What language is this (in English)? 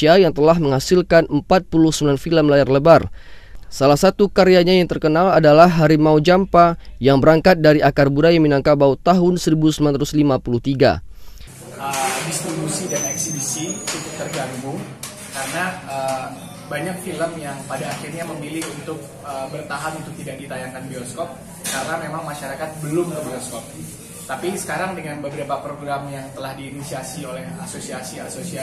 Indonesian